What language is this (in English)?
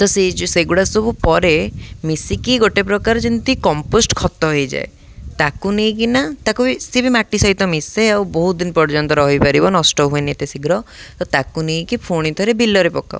Odia